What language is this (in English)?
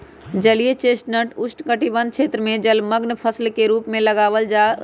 Magahi